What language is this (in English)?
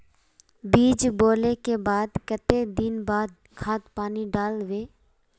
Magahi